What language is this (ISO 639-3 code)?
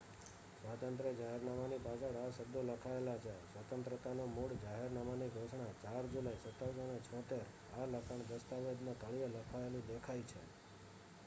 guj